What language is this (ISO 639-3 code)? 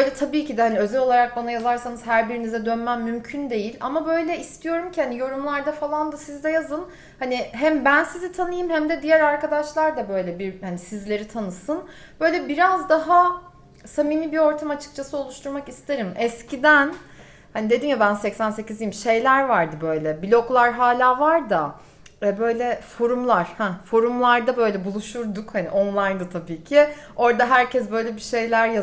tur